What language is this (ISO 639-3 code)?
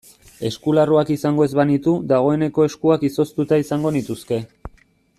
eus